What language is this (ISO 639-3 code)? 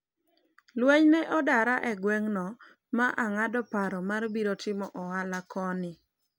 luo